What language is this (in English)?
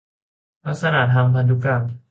Thai